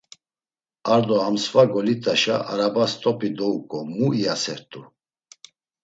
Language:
Laz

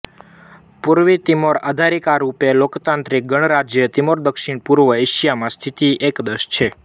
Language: Gujarati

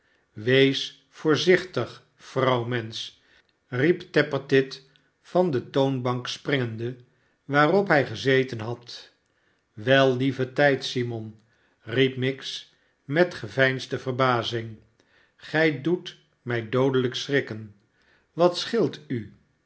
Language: Dutch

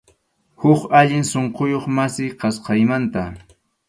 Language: Arequipa-La Unión Quechua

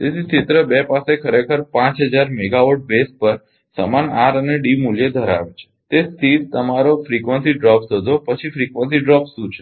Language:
Gujarati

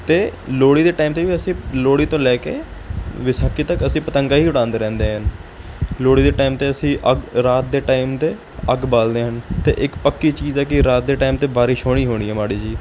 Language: Punjabi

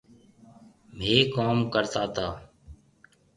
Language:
Marwari (Pakistan)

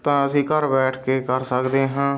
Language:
Punjabi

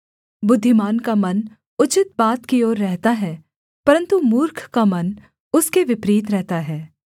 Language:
Hindi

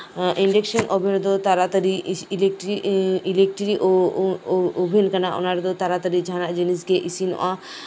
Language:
Santali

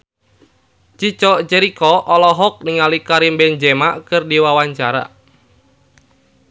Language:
Sundanese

